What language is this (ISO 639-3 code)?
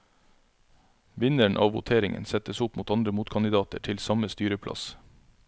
nor